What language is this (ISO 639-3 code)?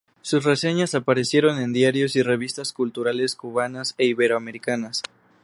spa